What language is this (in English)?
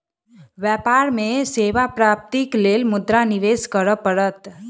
Maithili